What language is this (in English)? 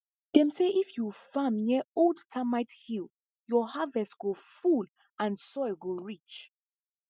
Nigerian Pidgin